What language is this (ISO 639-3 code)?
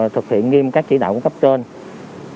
vie